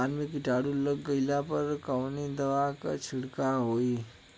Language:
Bhojpuri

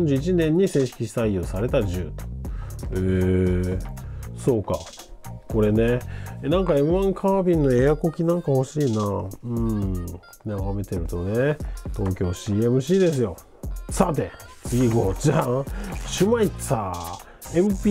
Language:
Japanese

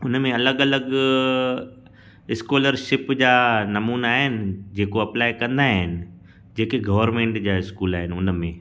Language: Sindhi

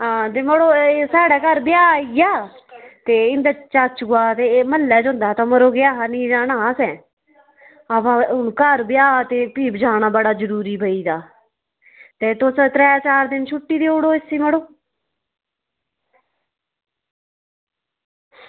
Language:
Dogri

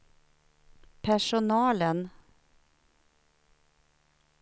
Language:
Swedish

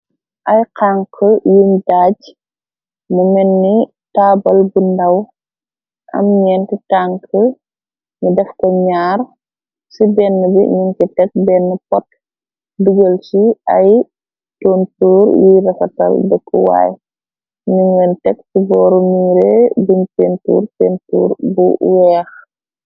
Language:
Wolof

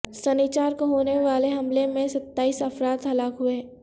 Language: Urdu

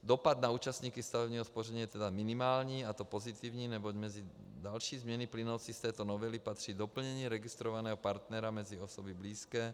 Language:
Czech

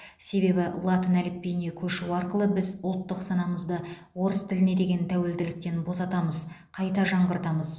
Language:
Kazakh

